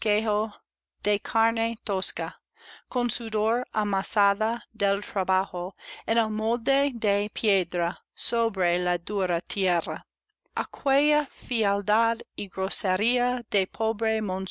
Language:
Spanish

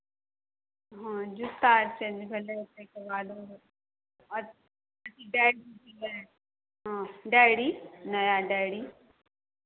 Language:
Maithili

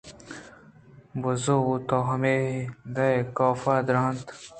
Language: Eastern Balochi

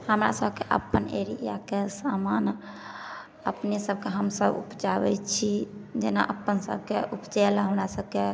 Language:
Maithili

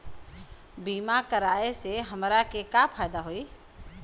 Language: Bhojpuri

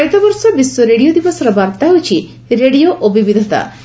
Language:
Odia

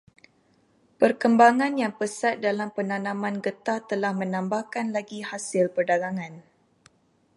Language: Malay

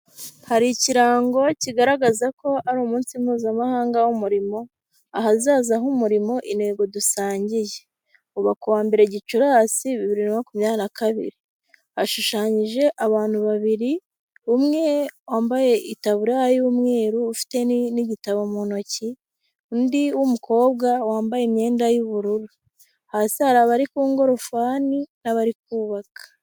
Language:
Kinyarwanda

